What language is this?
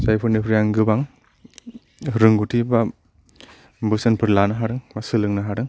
Bodo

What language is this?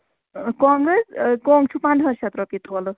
Kashmiri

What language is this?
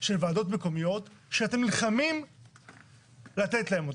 Hebrew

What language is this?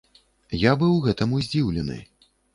Belarusian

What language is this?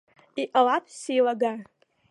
Abkhazian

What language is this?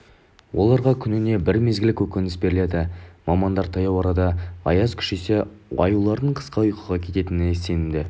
Kazakh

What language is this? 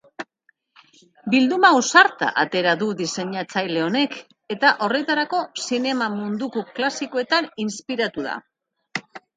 Basque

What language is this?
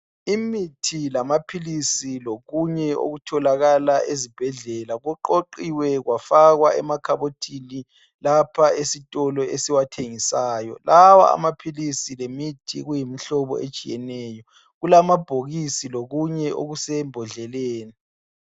North Ndebele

